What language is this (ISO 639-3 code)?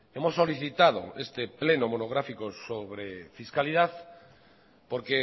spa